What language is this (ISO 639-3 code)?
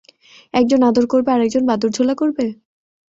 ben